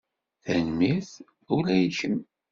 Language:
Kabyle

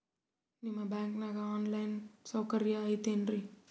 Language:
Kannada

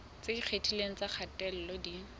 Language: Southern Sotho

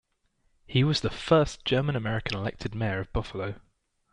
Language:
English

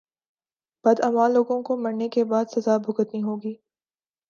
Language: Urdu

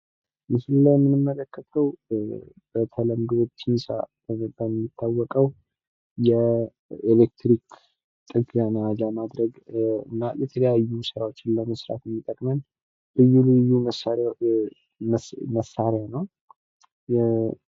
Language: Amharic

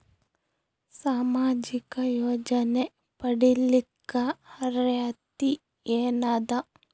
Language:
Kannada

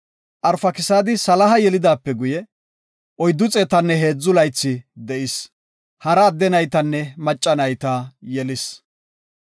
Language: Gofa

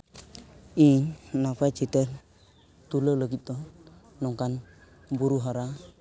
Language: Santali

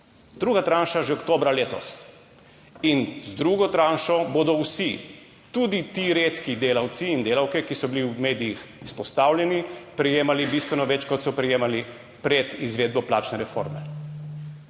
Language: Slovenian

